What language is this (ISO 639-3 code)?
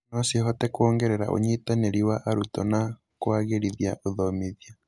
kik